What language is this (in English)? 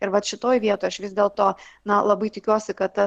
Lithuanian